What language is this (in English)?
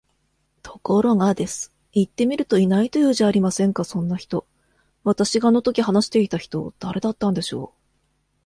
Japanese